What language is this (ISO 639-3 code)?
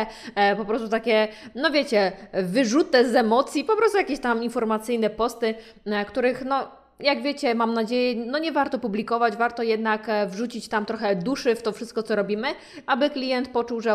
pol